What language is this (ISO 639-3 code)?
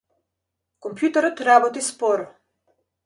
mkd